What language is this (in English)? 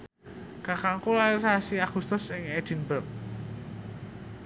Javanese